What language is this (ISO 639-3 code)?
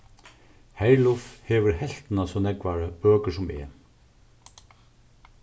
fao